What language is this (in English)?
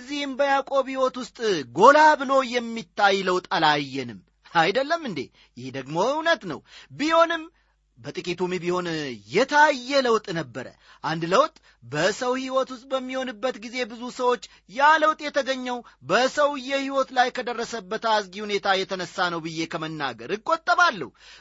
Amharic